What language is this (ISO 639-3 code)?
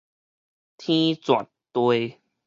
nan